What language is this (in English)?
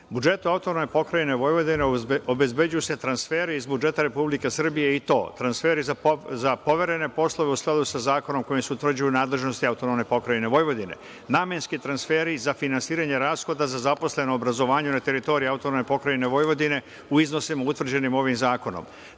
Serbian